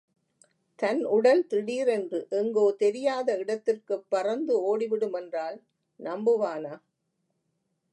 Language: Tamil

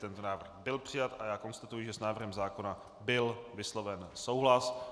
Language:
Czech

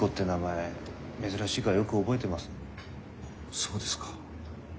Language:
Japanese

